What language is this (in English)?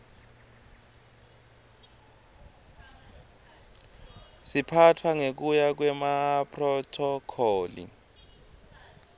Swati